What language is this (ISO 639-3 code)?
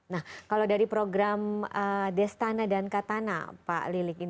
ind